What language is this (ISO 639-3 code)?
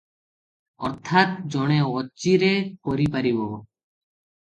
ori